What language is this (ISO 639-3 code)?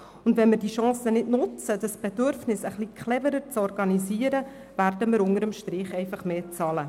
gsw